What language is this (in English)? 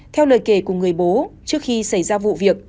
Vietnamese